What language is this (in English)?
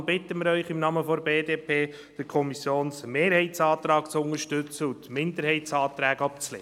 Swiss German